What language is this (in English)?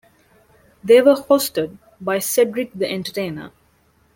English